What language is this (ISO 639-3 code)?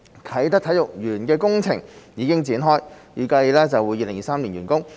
yue